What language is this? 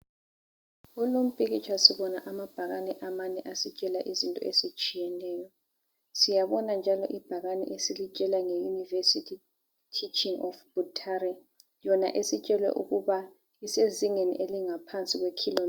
North Ndebele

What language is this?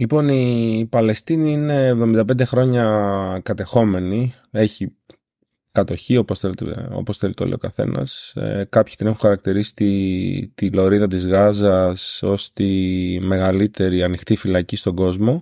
Greek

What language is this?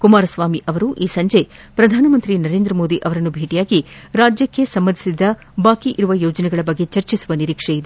Kannada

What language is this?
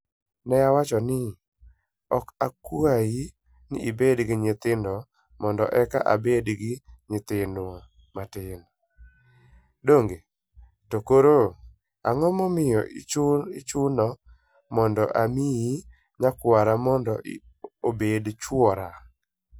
Luo (Kenya and Tanzania)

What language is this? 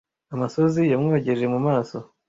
Kinyarwanda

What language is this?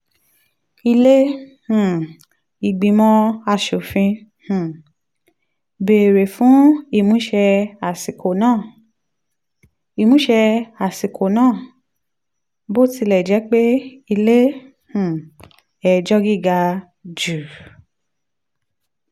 Yoruba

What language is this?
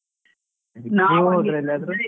Kannada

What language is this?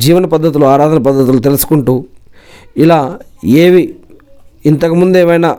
Telugu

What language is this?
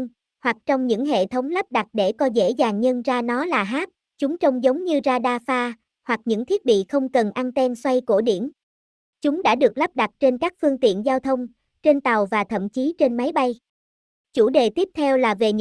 Vietnamese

